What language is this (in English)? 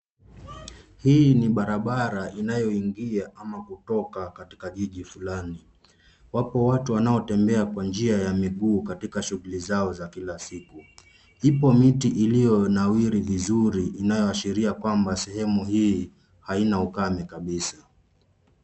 Swahili